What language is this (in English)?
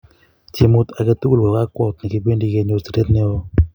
Kalenjin